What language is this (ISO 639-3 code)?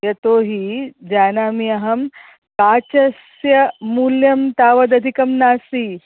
san